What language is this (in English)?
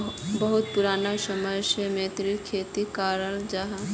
Magahi